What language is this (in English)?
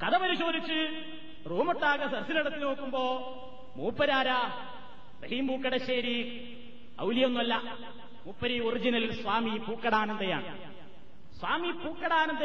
Malayalam